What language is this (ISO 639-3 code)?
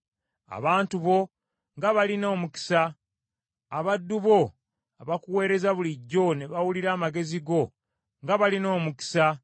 lug